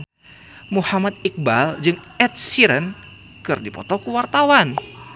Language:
Sundanese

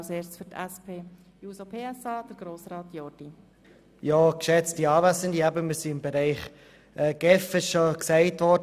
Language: Swiss German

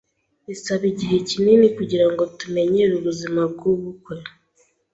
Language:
Kinyarwanda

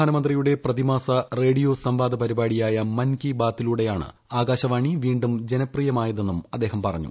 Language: Malayalam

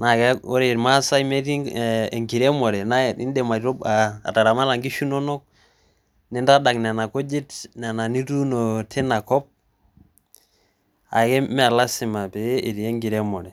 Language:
Masai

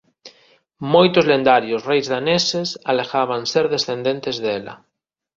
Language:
Galician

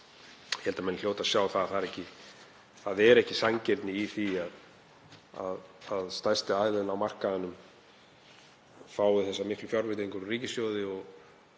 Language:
Icelandic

